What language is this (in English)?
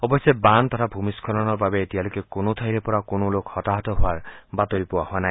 Assamese